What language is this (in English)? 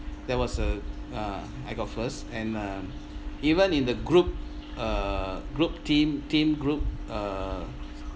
English